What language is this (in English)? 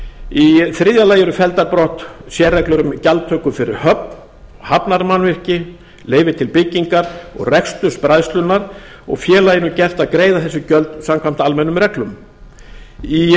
Icelandic